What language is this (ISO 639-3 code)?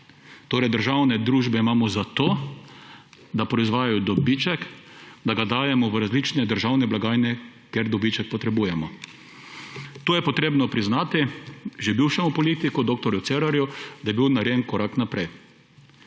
slv